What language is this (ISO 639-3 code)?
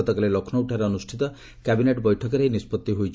ori